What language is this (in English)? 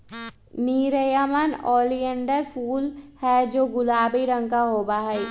Magahi